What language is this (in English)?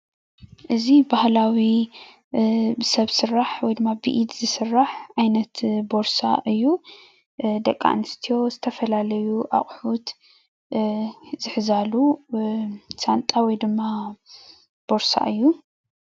Tigrinya